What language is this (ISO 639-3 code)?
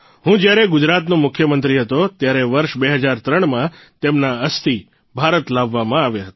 guj